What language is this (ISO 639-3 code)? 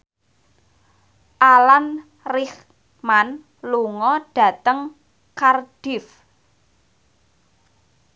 jav